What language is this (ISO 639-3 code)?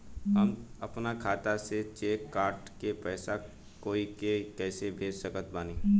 bho